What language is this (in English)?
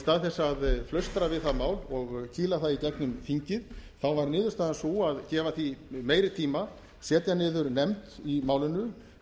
Icelandic